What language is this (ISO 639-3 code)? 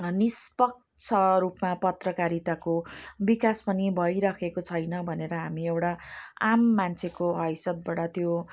nep